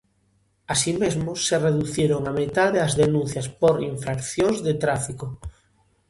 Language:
Galician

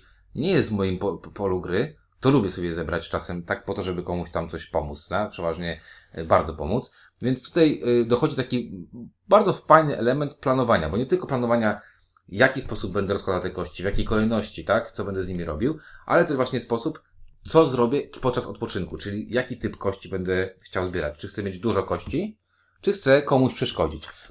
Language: Polish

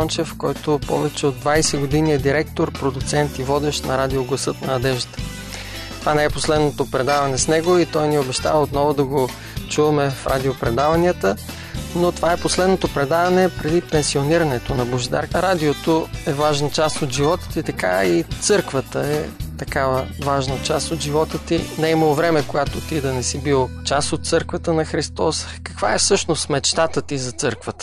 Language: Bulgarian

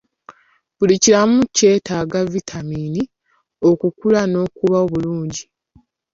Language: Ganda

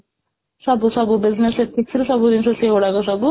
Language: Odia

